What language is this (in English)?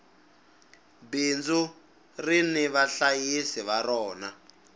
Tsonga